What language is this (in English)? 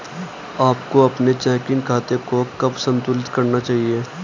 Hindi